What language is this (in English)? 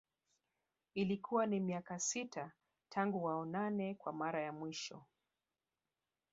Swahili